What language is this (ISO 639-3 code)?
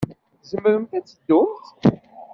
kab